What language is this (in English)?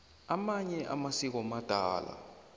South Ndebele